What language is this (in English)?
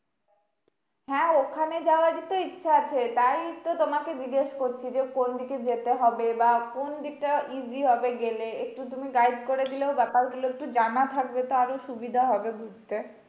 Bangla